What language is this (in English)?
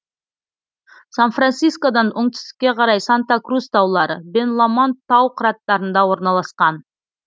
Kazakh